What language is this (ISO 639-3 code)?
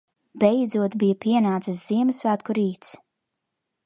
lav